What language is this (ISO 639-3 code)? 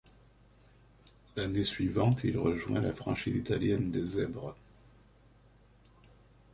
fra